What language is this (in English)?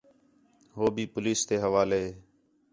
Khetrani